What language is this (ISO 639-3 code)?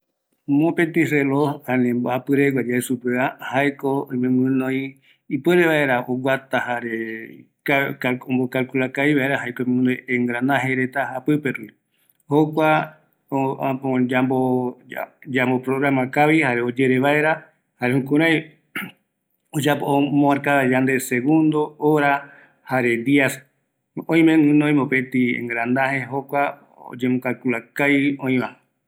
gui